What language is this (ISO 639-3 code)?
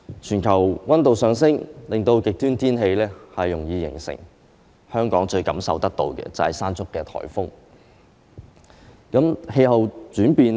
yue